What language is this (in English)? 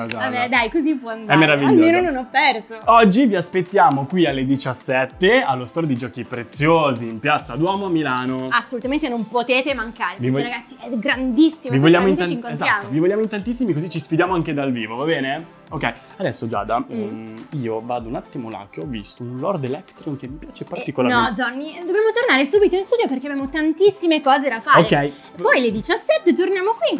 Italian